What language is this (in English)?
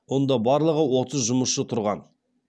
Kazakh